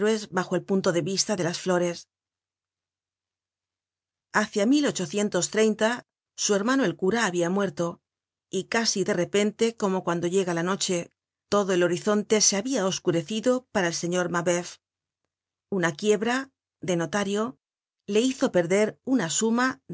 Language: Spanish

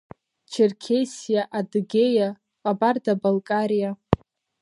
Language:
Abkhazian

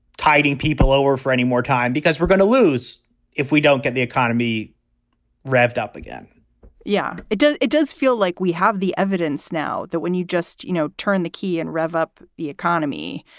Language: English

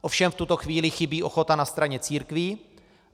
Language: Czech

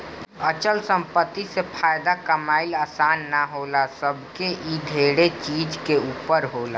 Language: Bhojpuri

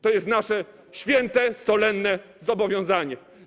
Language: Polish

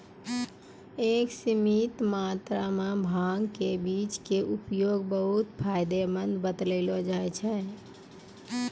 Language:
Maithili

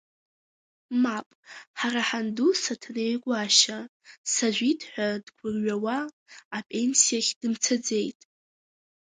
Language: Abkhazian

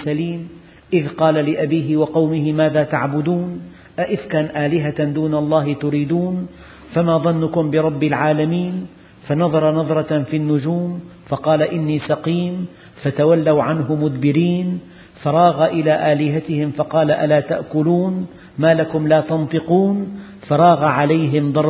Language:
Arabic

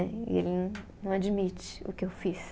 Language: Portuguese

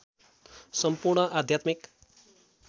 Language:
Nepali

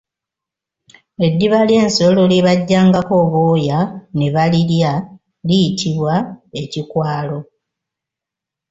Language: Ganda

